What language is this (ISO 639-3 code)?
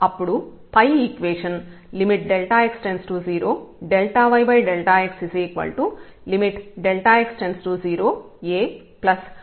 tel